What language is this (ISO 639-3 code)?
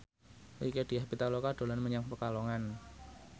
jav